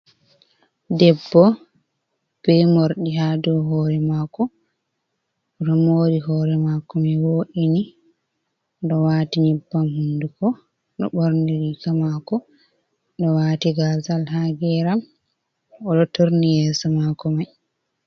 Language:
Fula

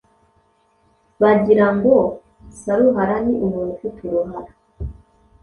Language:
Kinyarwanda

